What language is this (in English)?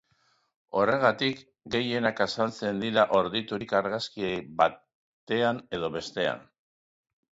Basque